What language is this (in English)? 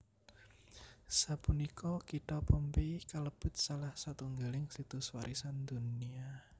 Javanese